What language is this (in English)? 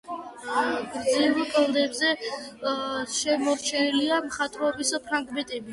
Georgian